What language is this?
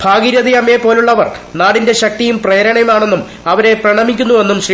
Malayalam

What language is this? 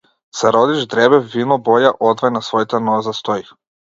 Macedonian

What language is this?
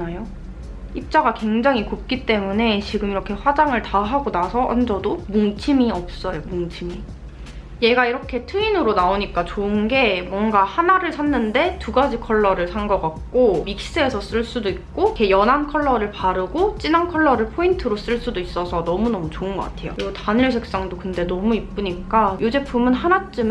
Korean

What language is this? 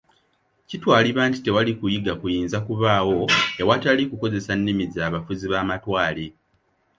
Ganda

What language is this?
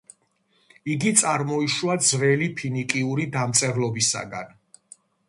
Georgian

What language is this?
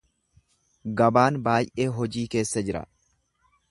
Oromo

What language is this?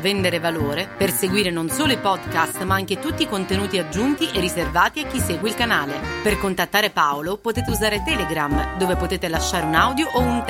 Italian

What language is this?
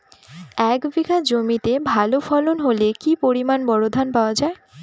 Bangla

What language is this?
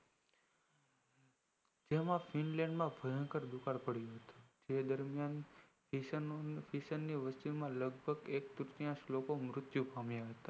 Gujarati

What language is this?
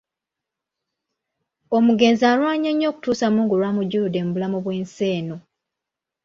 Ganda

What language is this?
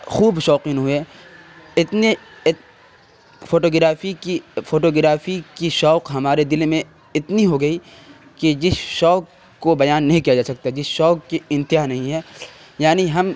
Urdu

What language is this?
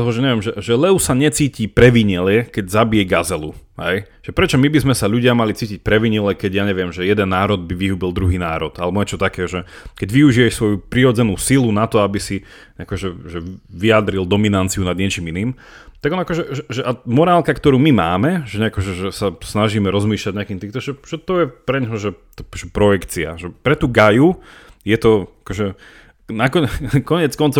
Slovak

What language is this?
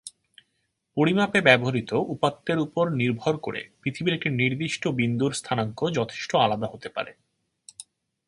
Bangla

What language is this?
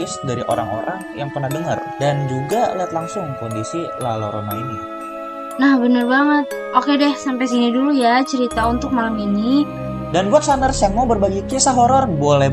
Indonesian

